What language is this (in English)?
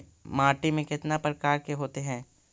Magahi